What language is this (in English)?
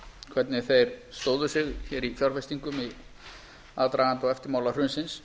Icelandic